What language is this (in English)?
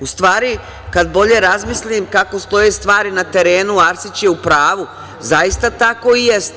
Serbian